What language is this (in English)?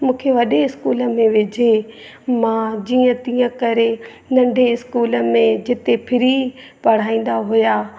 Sindhi